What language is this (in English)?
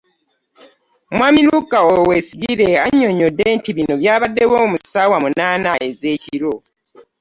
Ganda